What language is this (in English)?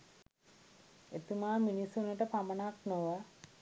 Sinhala